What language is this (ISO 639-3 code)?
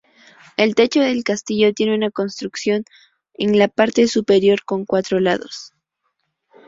spa